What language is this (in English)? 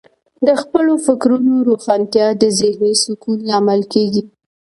Pashto